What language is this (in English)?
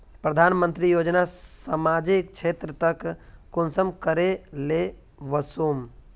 Magahi